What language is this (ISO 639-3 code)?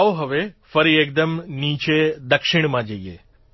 guj